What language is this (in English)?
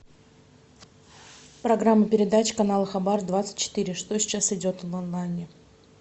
Russian